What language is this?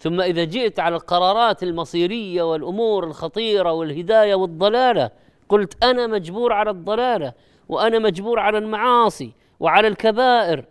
Arabic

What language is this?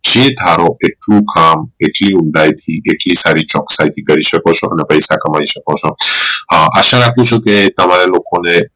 Gujarati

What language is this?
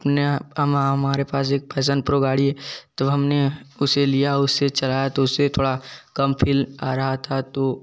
Hindi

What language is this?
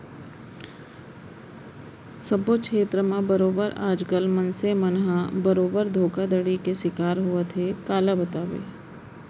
Chhattisgarhi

